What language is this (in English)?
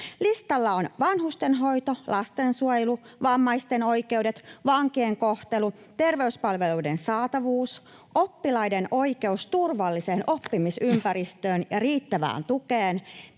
Finnish